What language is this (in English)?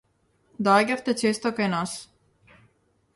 Macedonian